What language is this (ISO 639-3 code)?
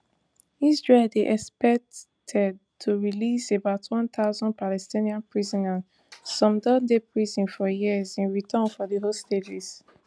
pcm